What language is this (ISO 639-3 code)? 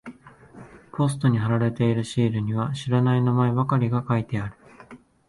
jpn